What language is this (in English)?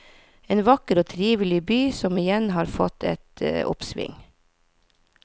Norwegian